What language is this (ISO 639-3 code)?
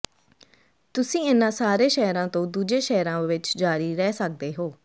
pan